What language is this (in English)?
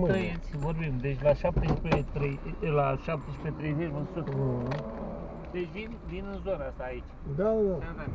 Romanian